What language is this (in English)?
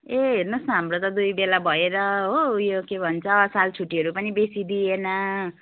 Nepali